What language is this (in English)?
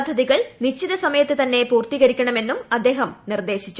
Malayalam